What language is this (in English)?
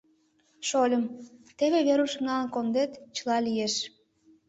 Mari